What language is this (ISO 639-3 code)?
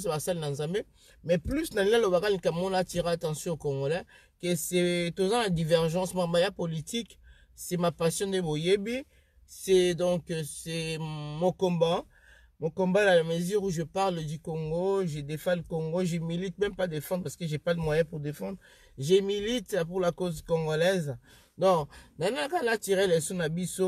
fra